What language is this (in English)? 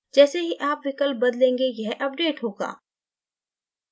Hindi